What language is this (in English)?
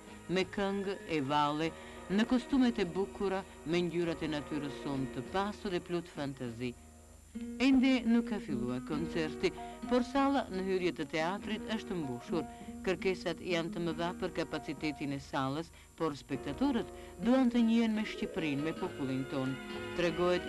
Romanian